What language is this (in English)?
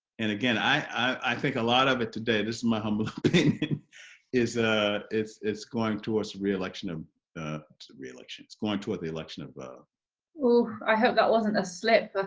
English